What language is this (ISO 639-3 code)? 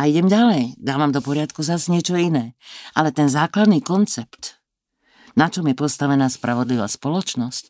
slk